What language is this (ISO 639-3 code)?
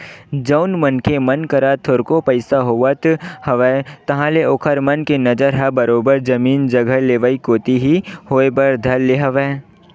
hne